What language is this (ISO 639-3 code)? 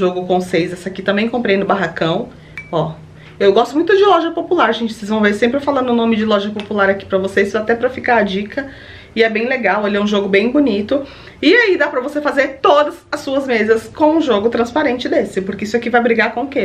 por